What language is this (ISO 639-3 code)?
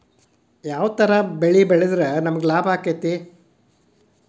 kan